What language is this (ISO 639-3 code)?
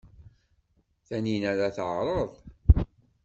kab